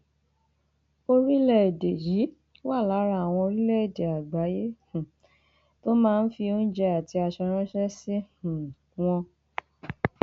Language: Yoruba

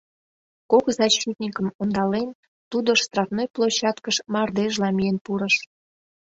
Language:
Mari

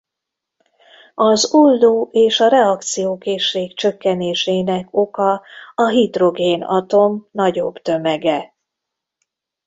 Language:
Hungarian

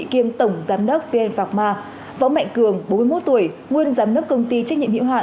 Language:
Vietnamese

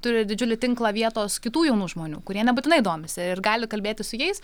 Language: Lithuanian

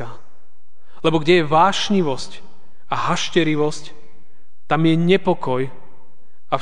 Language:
Slovak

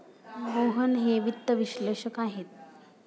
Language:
Marathi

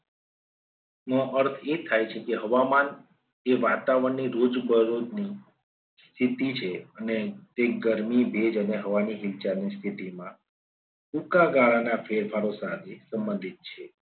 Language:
Gujarati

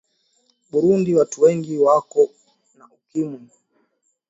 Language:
Swahili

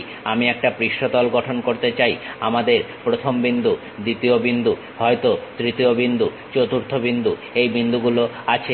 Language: Bangla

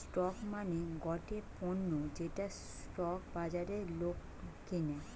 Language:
Bangla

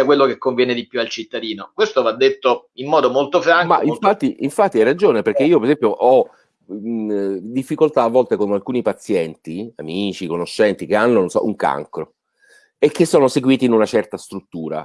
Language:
Italian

